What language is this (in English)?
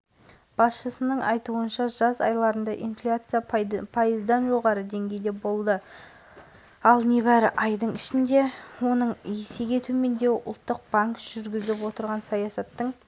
Kazakh